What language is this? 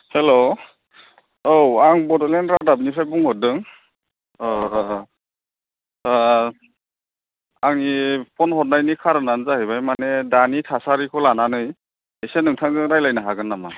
Bodo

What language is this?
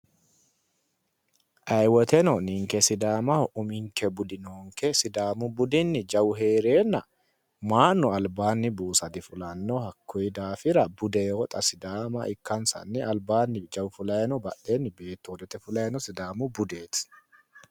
Sidamo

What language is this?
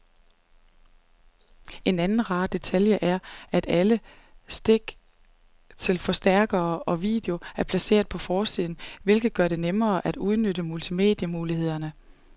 Danish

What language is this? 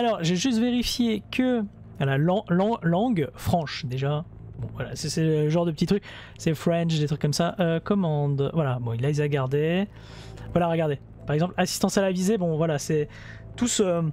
French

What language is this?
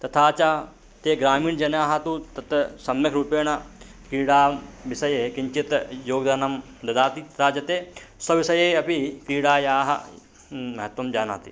Sanskrit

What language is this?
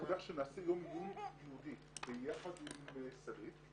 Hebrew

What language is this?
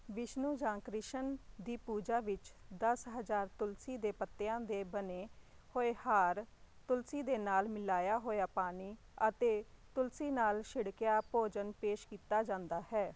Punjabi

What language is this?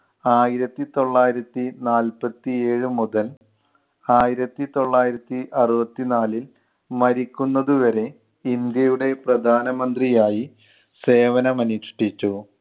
Malayalam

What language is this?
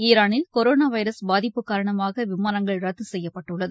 Tamil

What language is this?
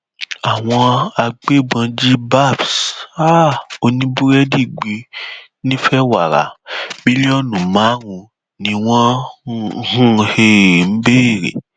Yoruba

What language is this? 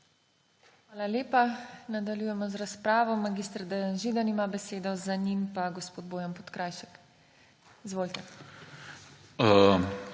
Slovenian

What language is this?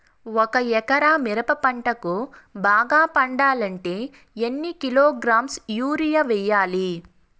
Telugu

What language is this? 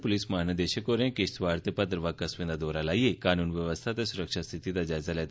Dogri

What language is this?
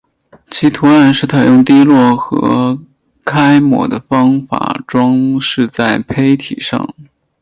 Chinese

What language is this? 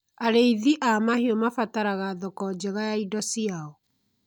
Kikuyu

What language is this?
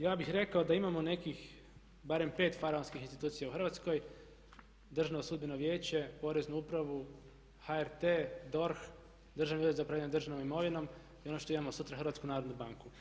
Croatian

